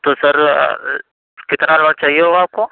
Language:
Urdu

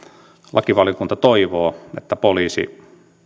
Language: Finnish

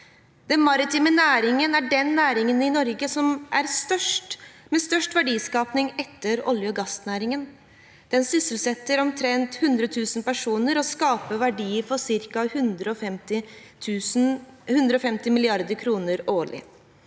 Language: Norwegian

